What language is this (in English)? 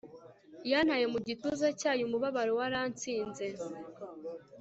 Kinyarwanda